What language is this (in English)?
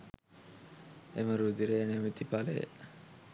Sinhala